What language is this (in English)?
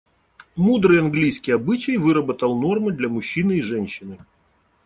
Russian